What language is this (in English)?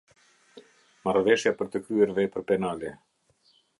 Albanian